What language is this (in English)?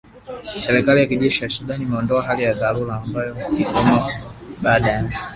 Swahili